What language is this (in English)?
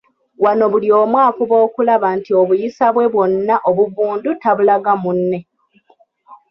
Ganda